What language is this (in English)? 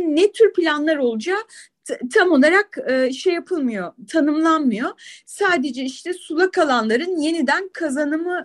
Turkish